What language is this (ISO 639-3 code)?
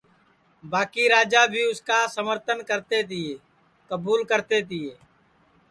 ssi